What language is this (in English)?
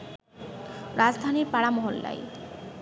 Bangla